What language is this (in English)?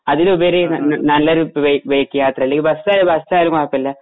Malayalam